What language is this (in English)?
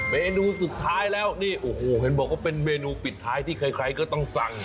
Thai